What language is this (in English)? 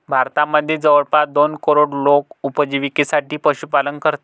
Marathi